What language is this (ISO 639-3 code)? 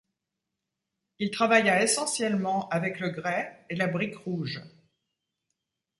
fra